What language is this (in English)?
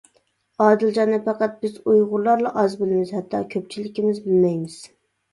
Uyghur